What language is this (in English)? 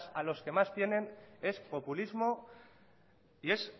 Spanish